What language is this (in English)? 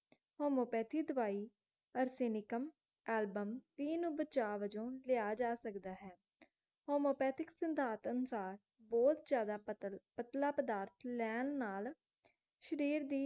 Punjabi